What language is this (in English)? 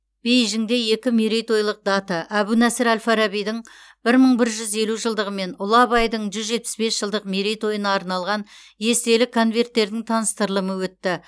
Kazakh